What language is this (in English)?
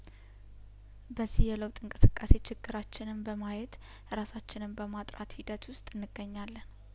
Amharic